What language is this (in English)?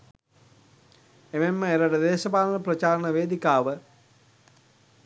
Sinhala